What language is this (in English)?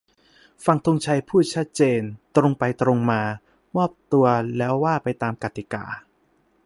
Thai